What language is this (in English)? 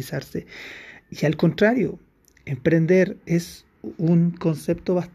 Spanish